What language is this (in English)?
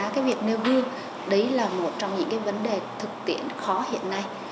Vietnamese